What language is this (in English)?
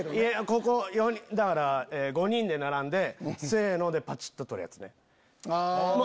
Japanese